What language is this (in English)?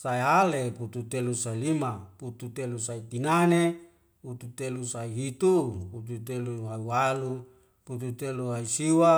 Wemale